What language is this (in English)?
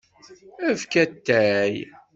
Kabyle